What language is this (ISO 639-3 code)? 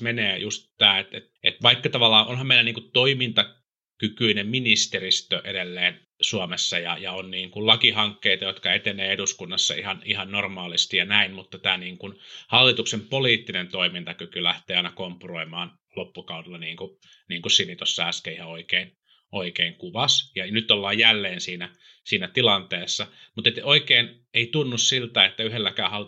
fin